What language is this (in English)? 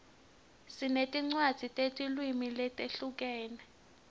Swati